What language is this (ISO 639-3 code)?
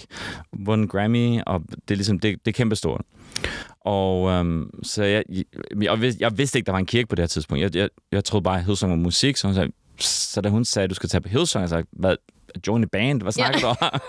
dan